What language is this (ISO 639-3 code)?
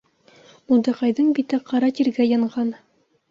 bak